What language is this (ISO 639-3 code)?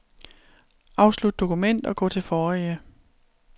dan